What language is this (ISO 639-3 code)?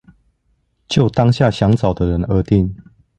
zho